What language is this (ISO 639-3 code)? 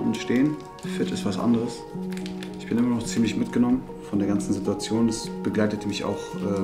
deu